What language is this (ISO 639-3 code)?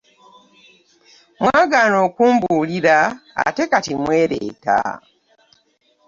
lug